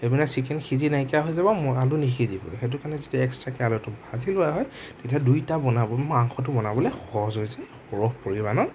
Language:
Assamese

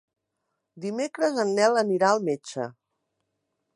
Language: Catalan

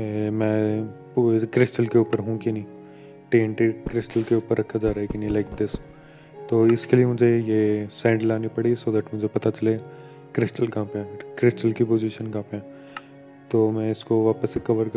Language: Hindi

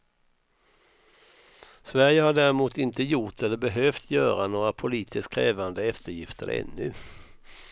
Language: Swedish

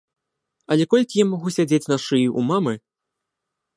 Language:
Belarusian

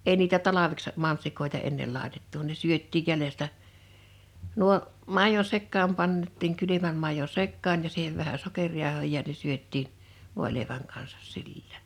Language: Finnish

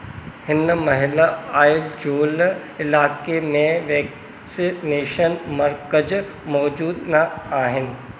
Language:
Sindhi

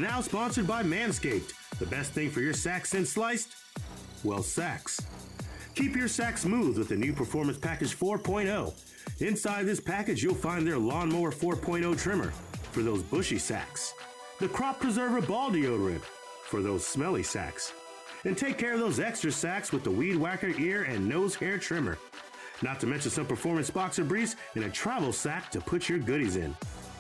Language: English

